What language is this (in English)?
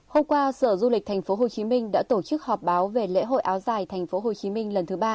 Vietnamese